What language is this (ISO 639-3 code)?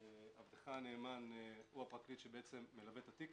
heb